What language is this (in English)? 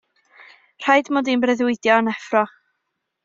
Welsh